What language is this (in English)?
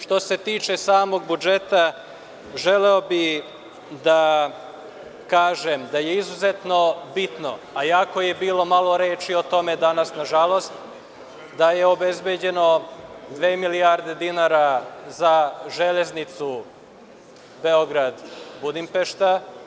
Serbian